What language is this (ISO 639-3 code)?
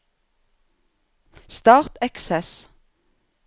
nor